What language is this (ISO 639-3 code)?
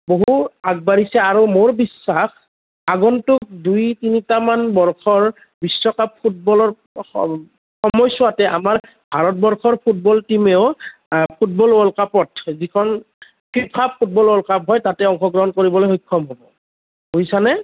asm